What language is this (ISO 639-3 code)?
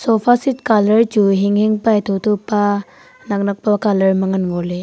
nnp